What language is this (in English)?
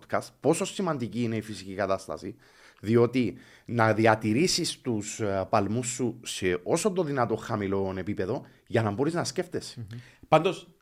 Greek